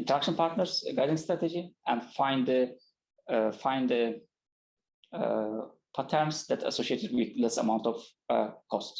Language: English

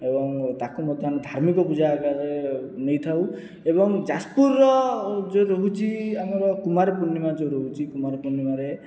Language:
Odia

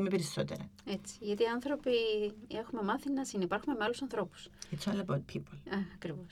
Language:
Greek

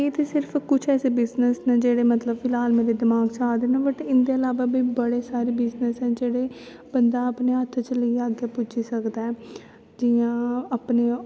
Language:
Dogri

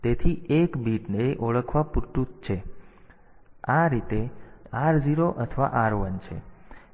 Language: Gujarati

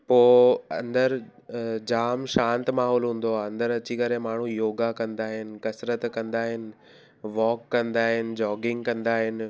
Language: Sindhi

